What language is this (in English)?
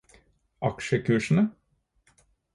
Norwegian Bokmål